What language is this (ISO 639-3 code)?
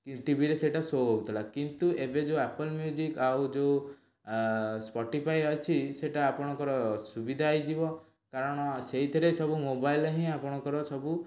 ori